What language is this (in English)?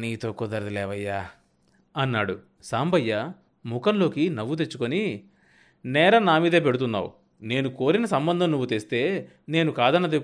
Telugu